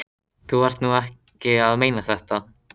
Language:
Icelandic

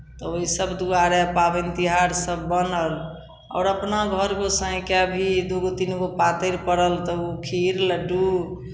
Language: Maithili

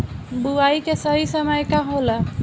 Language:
Bhojpuri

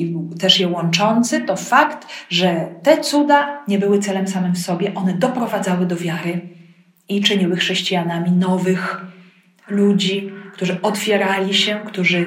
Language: Polish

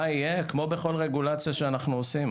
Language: Hebrew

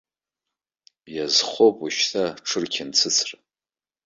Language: Abkhazian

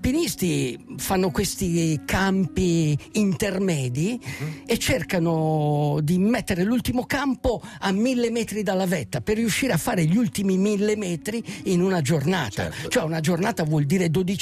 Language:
Italian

